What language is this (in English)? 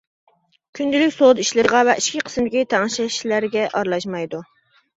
Uyghur